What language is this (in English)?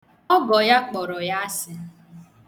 Igbo